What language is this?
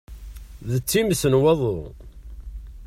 Kabyle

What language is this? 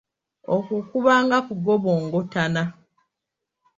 Ganda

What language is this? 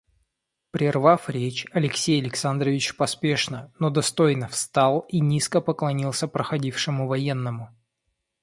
Russian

